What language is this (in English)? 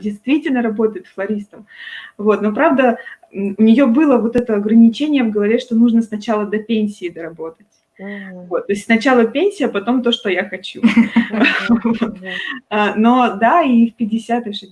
Russian